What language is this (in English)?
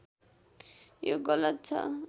Nepali